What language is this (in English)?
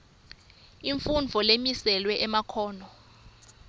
Swati